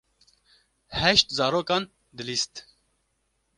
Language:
Kurdish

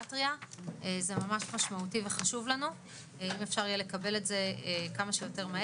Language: Hebrew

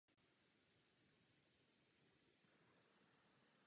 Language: Czech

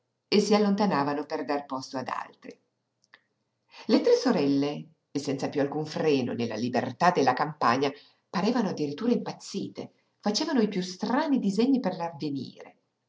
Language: Italian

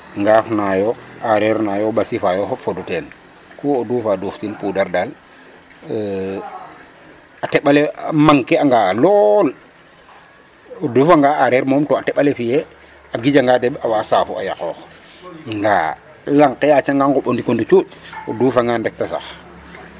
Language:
Serer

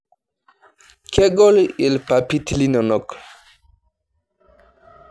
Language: Masai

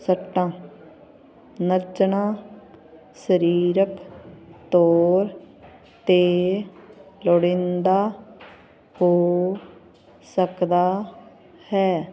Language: Punjabi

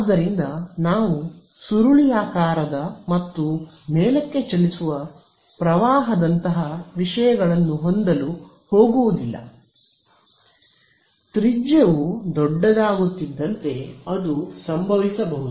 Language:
Kannada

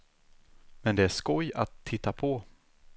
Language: Swedish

